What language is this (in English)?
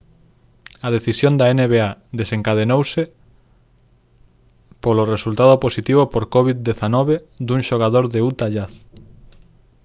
Galician